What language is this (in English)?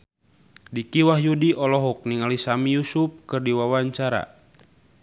Sundanese